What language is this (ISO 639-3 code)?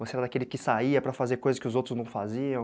por